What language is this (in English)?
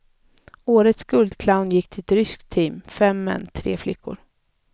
Swedish